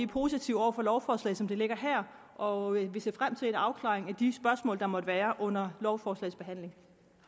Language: Danish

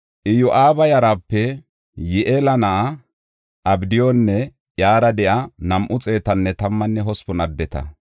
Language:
Gofa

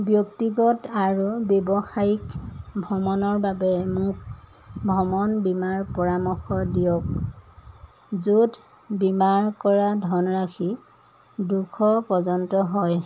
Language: Assamese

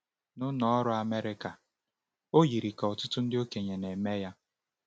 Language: Igbo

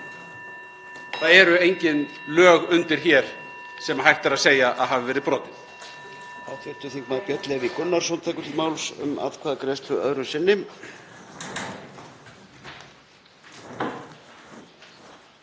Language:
Icelandic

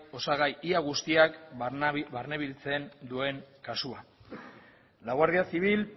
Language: Basque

